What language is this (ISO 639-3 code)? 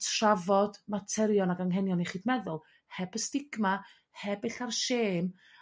cym